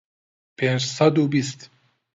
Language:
Central Kurdish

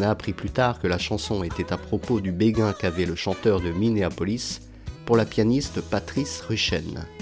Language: French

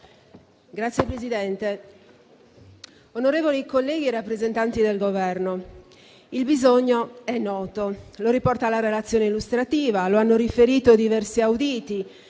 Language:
Italian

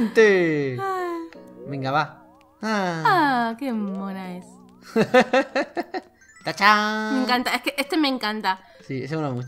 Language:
Spanish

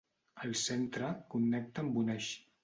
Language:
Catalan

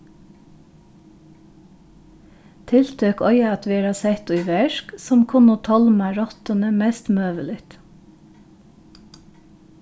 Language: Faroese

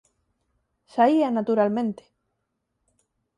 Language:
Galician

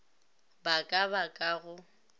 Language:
Northern Sotho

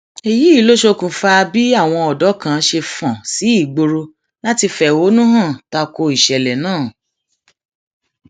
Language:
Yoruba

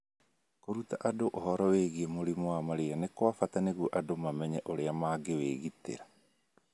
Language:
Kikuyu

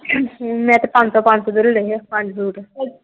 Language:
Punjabi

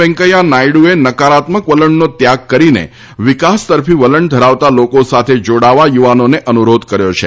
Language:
Gujarati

